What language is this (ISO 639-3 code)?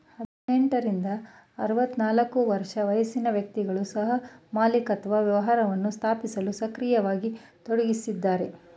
kan